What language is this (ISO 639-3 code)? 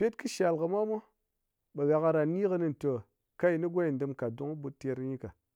anc